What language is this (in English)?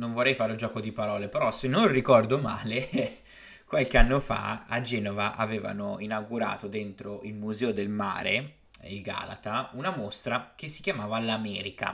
Italian